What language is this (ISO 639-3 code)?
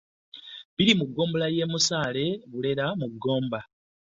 lug